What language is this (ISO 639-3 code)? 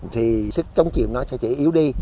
vie